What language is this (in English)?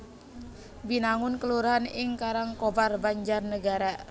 Javanese